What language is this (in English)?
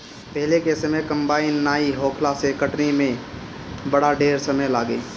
Bhojpuri